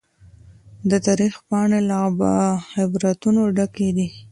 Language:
Pashto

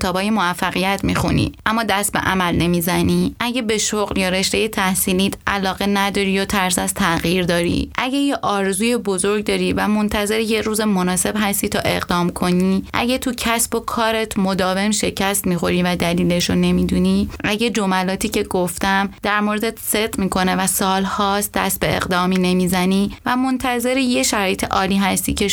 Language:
Persian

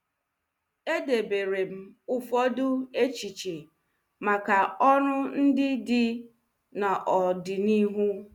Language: Igbo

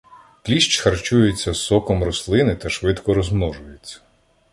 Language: Ukrainian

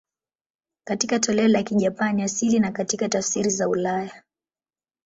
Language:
Swahili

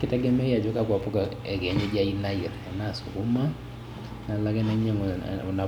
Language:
Masai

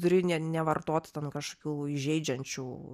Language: Lithuanian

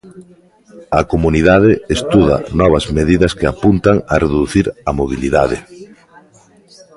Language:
Galician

